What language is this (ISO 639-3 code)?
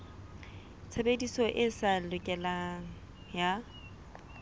sot